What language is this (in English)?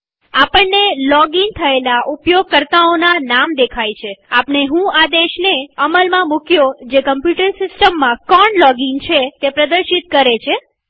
Gujarati